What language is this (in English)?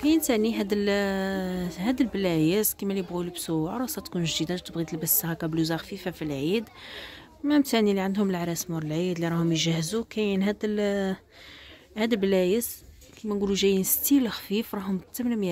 Arabic